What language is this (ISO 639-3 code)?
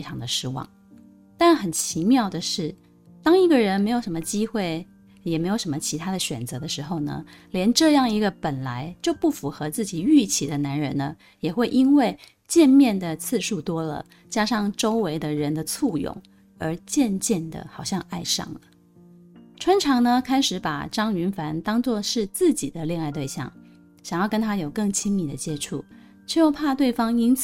zho